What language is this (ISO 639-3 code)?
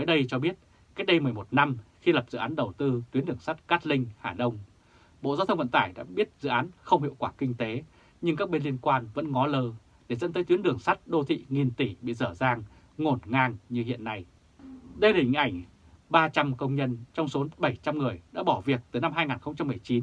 vie